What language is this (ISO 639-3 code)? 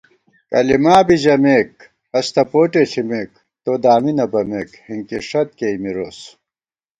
gwt